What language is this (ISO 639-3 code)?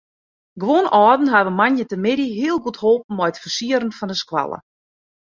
fry